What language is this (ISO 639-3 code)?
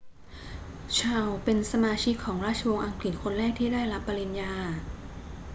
tha